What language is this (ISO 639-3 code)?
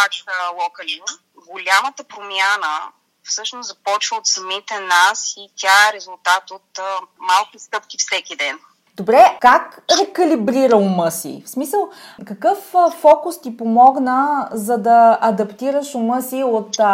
bul